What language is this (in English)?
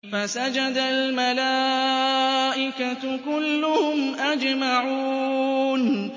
Arabic